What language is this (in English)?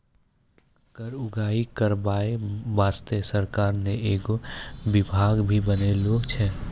Maithili